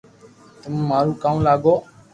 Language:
Loarki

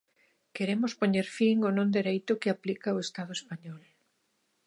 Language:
Galician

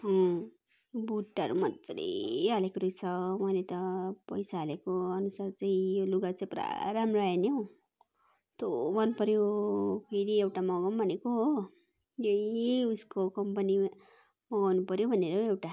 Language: Nepali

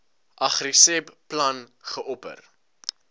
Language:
Afrikaans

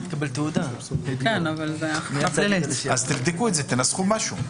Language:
Hebrew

